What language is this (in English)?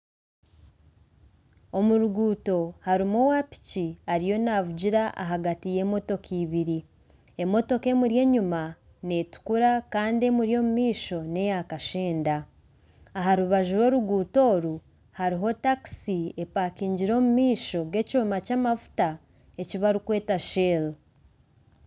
Nyankole